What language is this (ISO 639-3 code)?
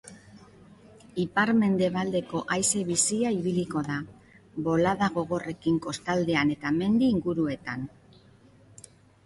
eus